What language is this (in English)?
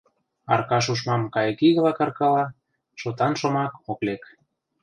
Mari